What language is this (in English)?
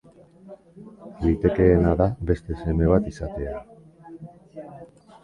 Basque